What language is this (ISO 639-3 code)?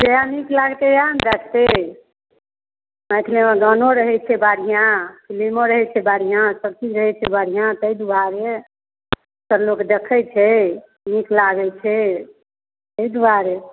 mai